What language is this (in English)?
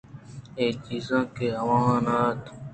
Eastern Balochi